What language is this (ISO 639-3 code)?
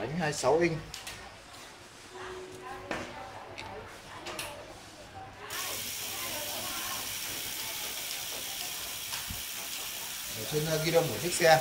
vie